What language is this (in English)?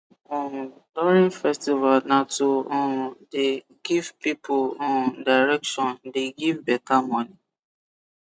Nigerian Pidgin